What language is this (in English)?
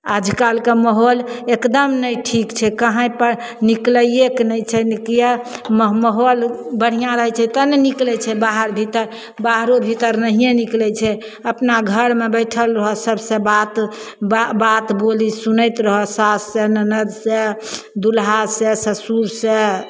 Maithili